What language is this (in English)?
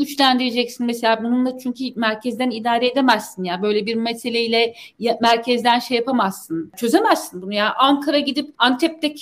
Turkish